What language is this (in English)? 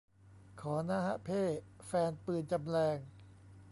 Thai